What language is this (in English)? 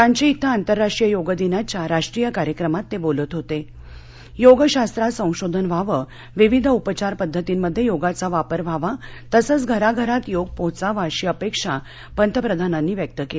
Marathi